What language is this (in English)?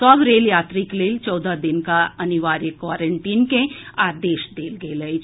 Maithili